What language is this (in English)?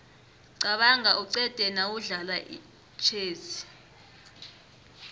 South Ndebele